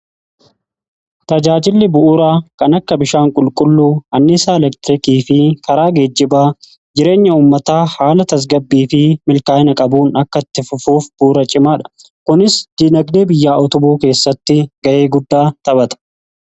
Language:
Oromo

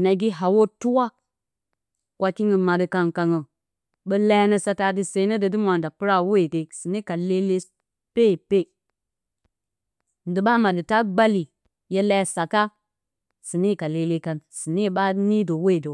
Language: Bacama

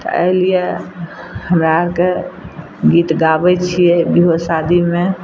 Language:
Maithili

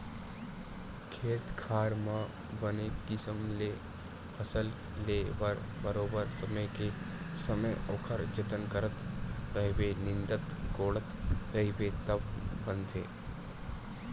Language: Chhattisgarhi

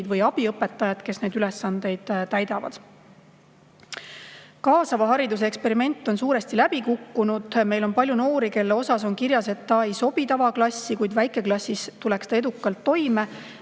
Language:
Estonian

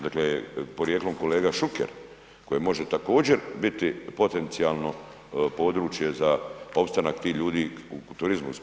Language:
Croatian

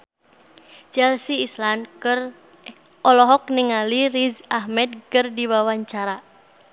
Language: Sundanese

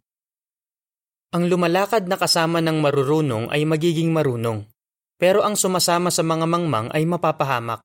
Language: Filipino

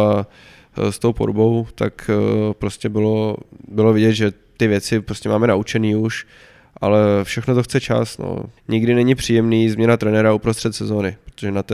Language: Czech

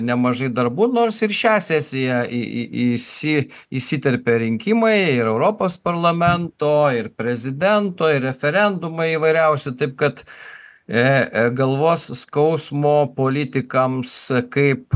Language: Lithuanian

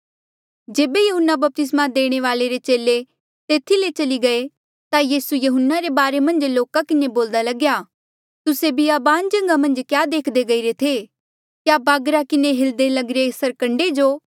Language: Mandeali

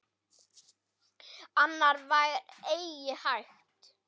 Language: Icelandic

